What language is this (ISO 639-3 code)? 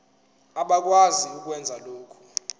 zul